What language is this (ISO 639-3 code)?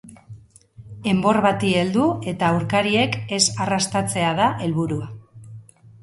eus